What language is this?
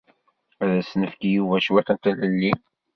Kabyle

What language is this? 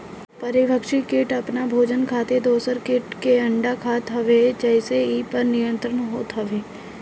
Bhojpuri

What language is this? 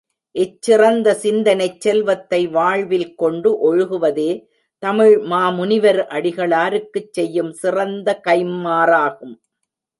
Tamil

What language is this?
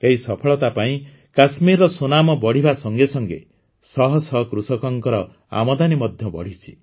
Odia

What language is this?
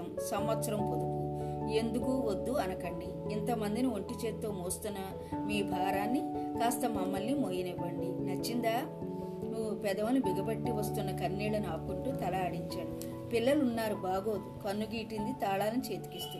Telugu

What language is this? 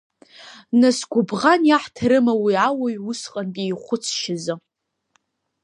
Abkhazian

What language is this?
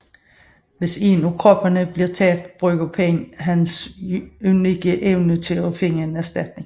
Danish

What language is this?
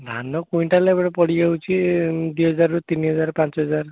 Odia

